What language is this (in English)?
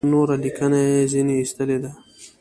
Pashto